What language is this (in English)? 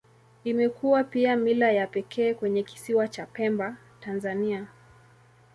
Swahili